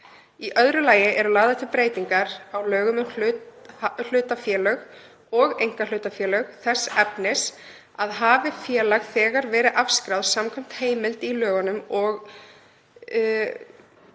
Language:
Icelandic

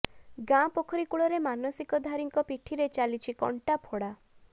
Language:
Odia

